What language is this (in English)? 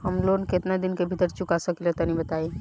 Bhojpuri